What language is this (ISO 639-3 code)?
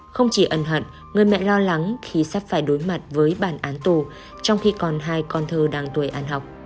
vie